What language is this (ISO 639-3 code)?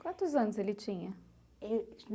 por